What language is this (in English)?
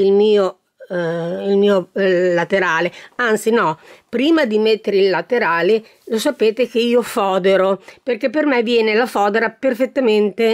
Italian